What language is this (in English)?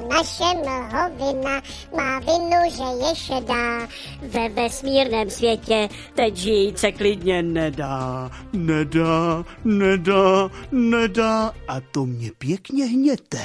Czech